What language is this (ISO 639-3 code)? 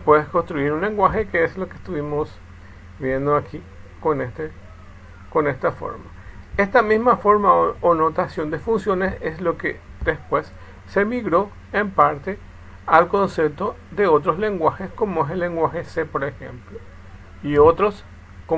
spa